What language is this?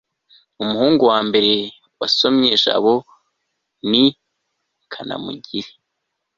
Kinyarwanda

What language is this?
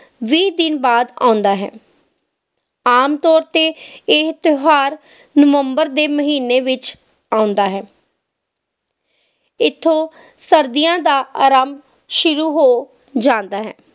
Punjabi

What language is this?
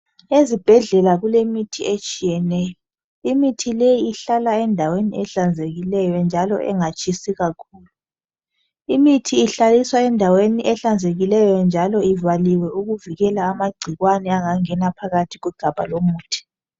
North Ndebele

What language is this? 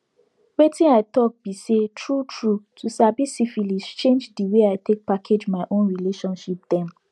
Nigerian Pidgin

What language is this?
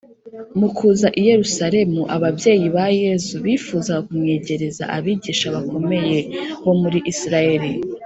Kinyarwanda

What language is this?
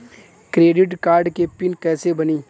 Bhojpuri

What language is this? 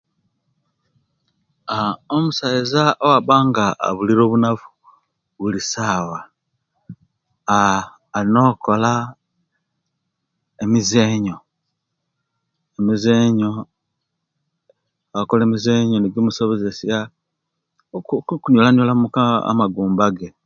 Kenyi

